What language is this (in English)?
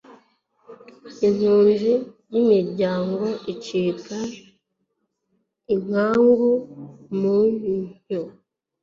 Kinyarwanda